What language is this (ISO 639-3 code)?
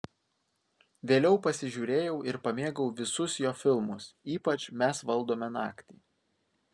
lit